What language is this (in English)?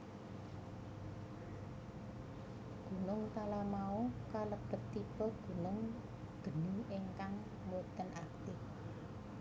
Javanese